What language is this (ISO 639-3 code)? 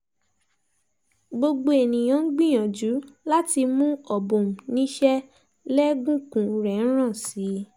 yor